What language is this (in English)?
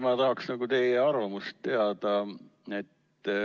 Estonian